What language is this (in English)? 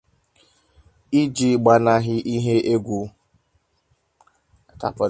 Igbo